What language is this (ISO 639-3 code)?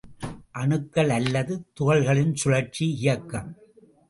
tam